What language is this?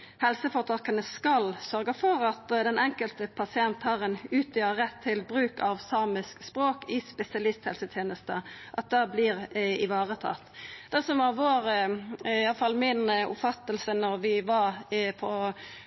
Norwegian Nynorsk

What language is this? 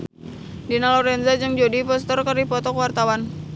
Sundanese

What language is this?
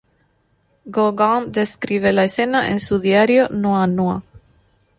Spanish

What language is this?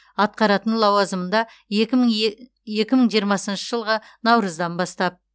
Kazakh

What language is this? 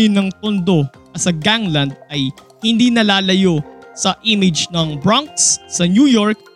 Filipino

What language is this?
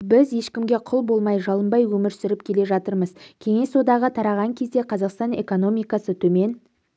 Kazakh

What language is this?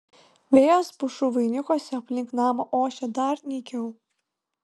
Lithuanian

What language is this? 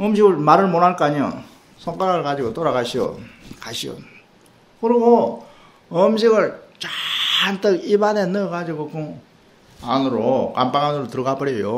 Korean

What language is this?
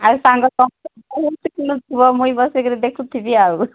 Odia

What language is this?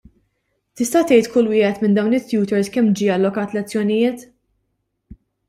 Maltese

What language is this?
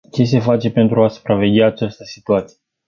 Romanian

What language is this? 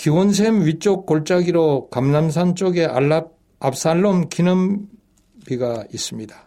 Korean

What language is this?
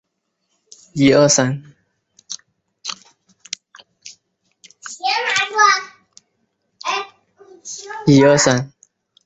Chinese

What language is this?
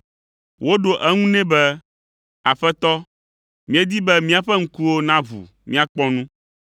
Ewe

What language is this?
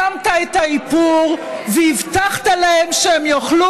Hebrew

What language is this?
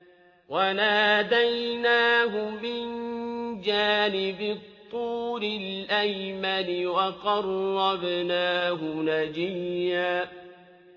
Arabic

